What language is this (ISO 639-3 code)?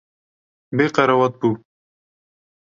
kur